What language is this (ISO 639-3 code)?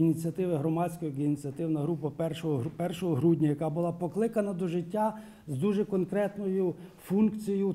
ukr